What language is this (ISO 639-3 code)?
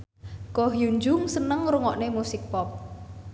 jav